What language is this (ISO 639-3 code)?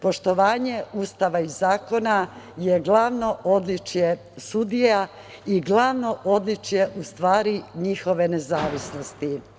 srp